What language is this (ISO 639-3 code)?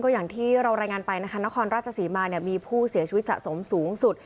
tha